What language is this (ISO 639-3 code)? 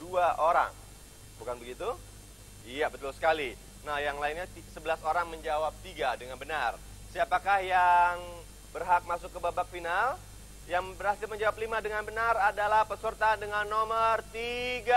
ind